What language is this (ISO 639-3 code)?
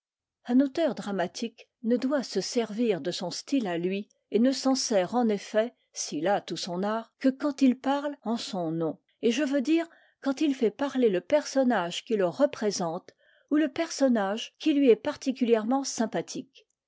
fra